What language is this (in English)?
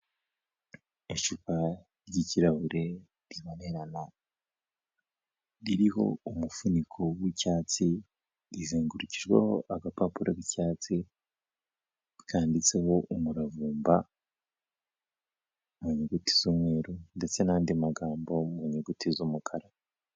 Kinyarwanda